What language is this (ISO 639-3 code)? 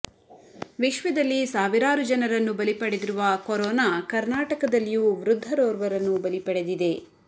kan